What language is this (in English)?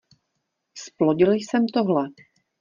Czech